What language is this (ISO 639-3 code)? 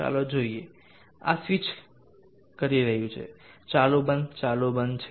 guj